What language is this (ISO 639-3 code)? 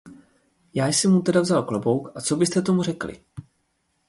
ces